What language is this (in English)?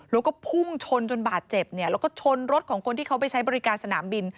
Thai